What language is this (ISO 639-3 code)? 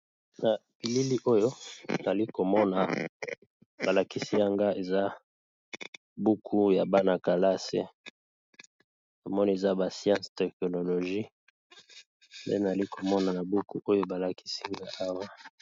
lin